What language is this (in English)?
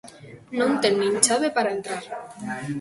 Galician